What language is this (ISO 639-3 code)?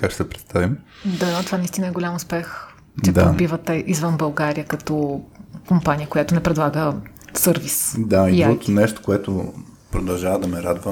bul